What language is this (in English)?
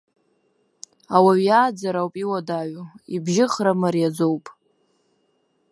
Abkhazian